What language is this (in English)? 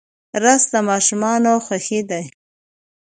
Pashto